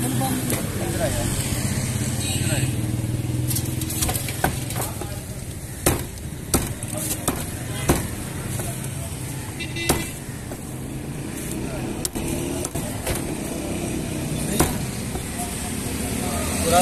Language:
Turkish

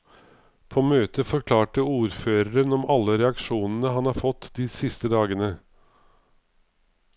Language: Norwegian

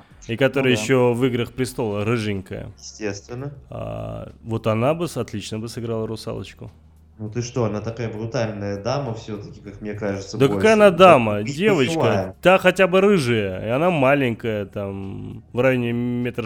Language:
Russian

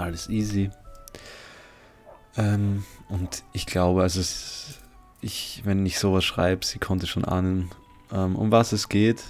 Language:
German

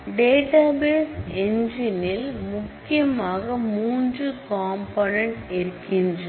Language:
Tamil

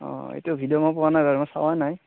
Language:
Assamese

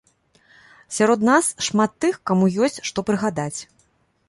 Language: Belarusian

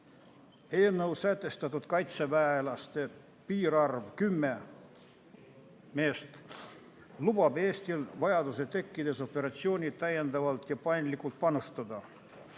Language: Estonian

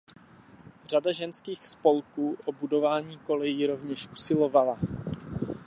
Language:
Czech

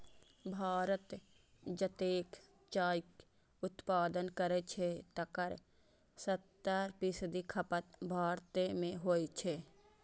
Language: Maithili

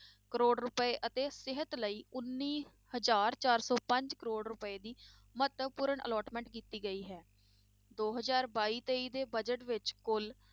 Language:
Punjabi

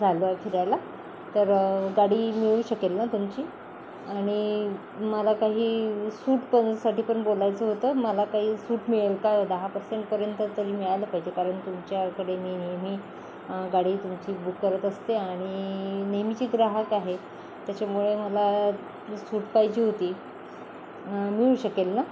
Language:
Marathi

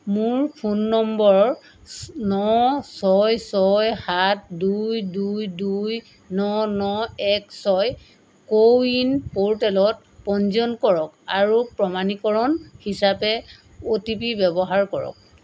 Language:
Assamese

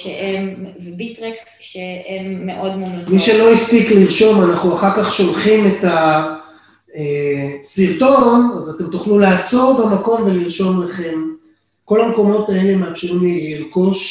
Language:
Hebrew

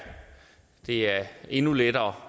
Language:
Danish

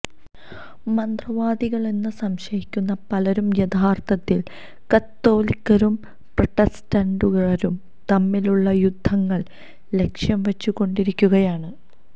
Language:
Malayalam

